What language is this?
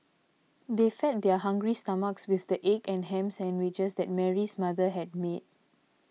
English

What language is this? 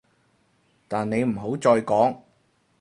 Cantonese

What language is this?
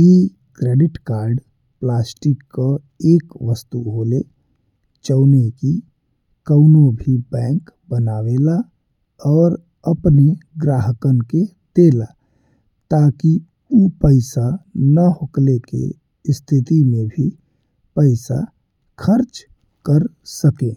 Bhojpuri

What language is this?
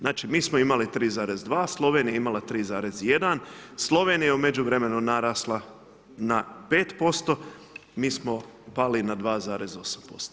Croatian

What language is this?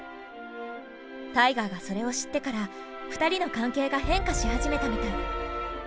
Japanese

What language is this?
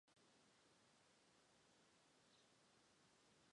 Chinese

